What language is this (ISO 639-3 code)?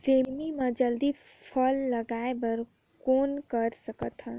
hne